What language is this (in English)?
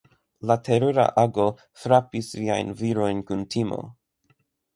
Esperanto